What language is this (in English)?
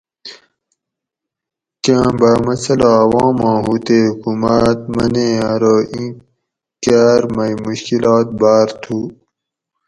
Gawri